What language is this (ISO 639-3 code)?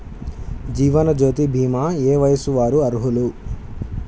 tel